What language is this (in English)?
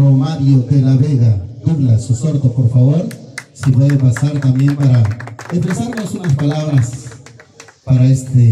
Spanish